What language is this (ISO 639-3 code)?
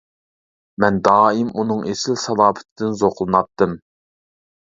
uig